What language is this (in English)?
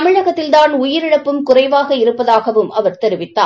Tamil